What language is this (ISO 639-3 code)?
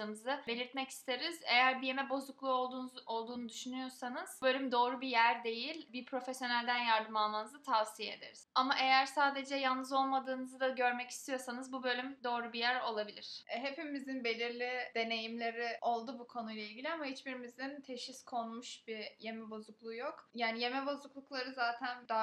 tur